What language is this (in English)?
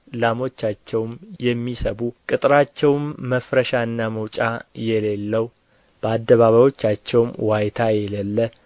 Amharic